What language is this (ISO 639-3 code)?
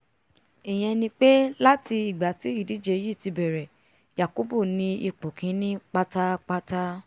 yor